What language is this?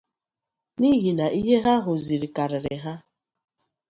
Igbo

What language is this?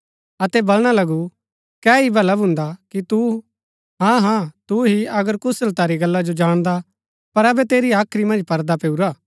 Gaddi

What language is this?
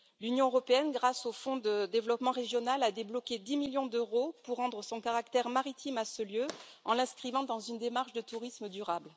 French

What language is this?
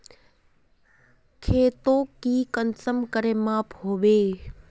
Magahi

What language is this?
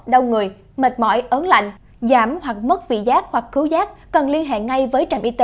Vietnamese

